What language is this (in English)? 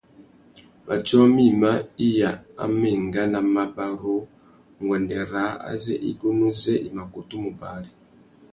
Tuki